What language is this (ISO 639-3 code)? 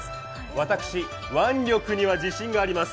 jpn